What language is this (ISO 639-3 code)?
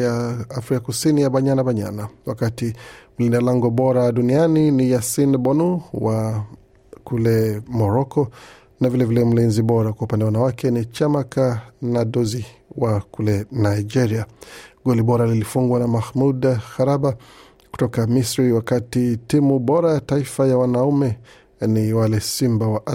swa